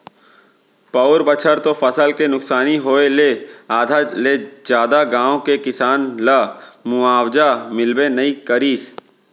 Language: Chhattisgarhi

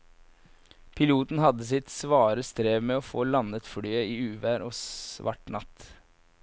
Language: Norwegian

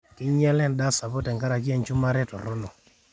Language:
Masai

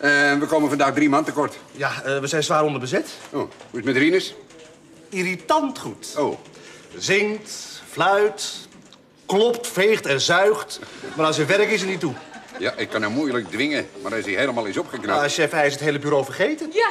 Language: Dutch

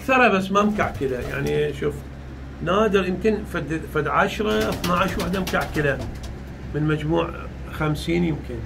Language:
Arabic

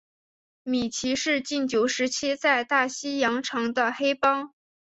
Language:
Chinese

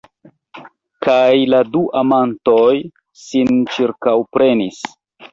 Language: Esperanto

